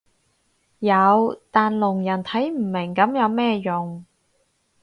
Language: Cantonese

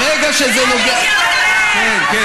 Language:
Hebrew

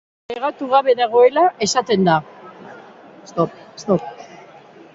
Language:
Basque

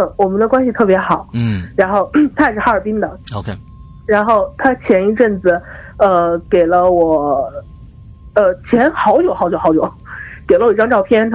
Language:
Chinese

